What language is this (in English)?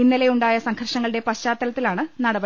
Malayalam